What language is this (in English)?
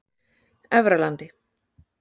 Icelandic